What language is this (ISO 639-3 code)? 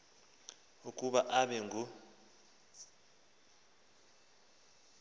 xho